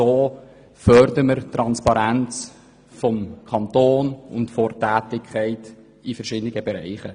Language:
Swiss German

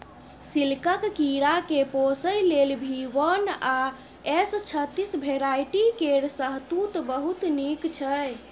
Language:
Maithili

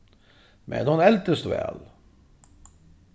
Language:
Faroese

